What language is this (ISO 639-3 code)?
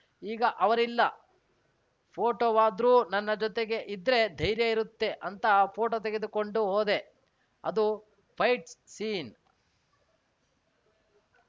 kan